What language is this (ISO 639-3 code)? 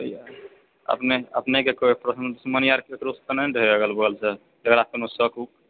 mai